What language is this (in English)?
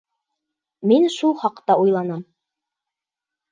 Bashkir